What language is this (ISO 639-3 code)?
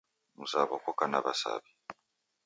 dav